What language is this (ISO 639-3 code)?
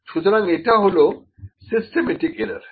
ben